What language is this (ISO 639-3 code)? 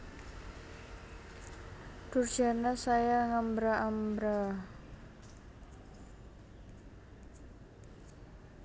jav